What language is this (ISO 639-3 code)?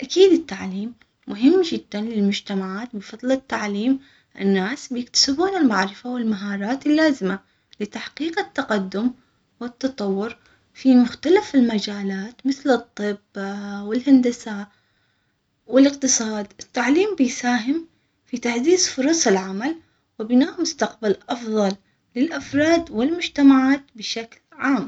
acx